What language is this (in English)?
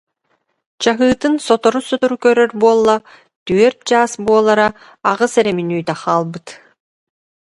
Yakut